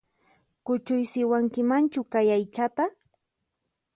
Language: Puno Quechua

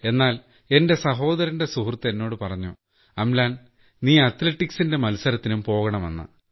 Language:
Malayalam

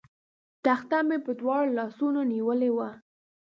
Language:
Pashto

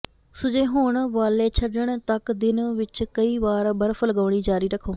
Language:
Punjabi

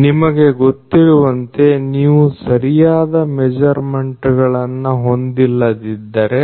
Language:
Kannada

